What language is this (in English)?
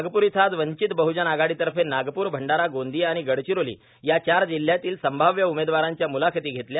Marathi